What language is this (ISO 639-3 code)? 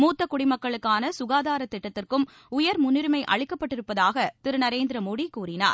tam